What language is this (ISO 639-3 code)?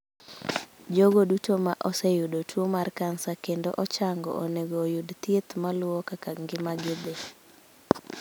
luo